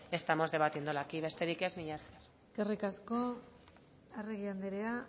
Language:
Basque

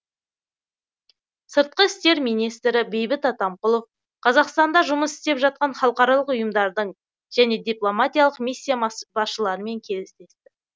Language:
Kazakh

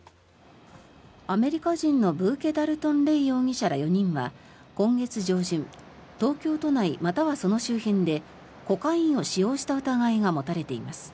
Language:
Japanese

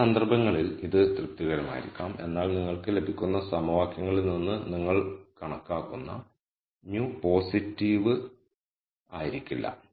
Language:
Malayalam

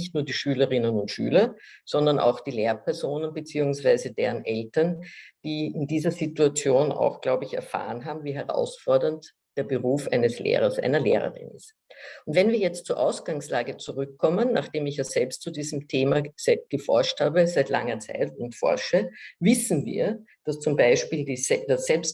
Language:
German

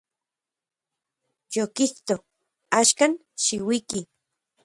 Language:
Central Puebla Nahuatl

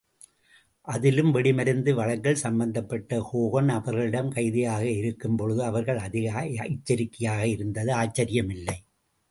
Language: Tamil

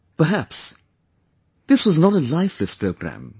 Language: English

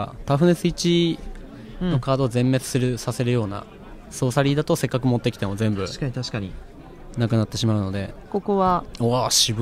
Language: Japanese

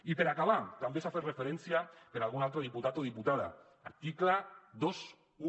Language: Catalan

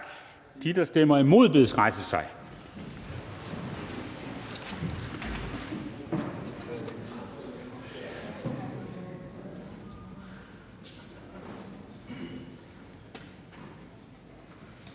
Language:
Danish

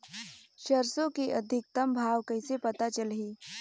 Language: Chhattisgarhi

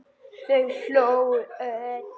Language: Icelandic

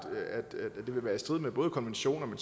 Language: Danish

